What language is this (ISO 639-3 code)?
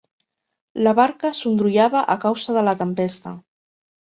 cat